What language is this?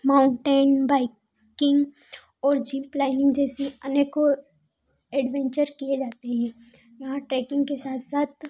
Hindi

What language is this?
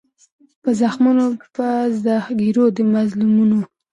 Pashto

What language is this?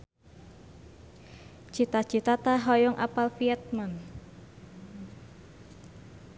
Sundanese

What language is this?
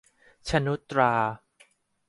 Thai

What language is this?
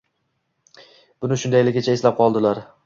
Uzbek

